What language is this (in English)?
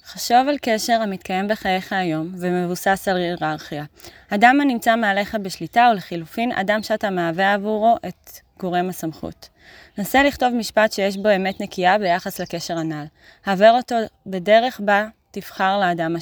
Hebrew